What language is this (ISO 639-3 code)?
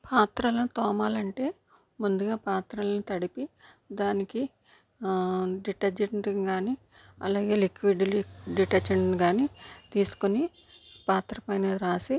tel